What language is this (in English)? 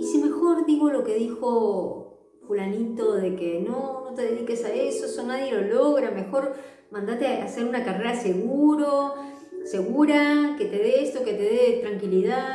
Spanish